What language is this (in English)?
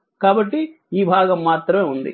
Telugu